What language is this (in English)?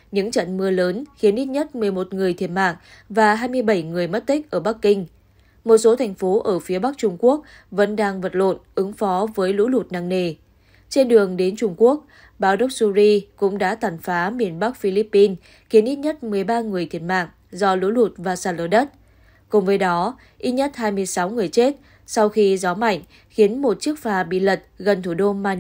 Vietnamese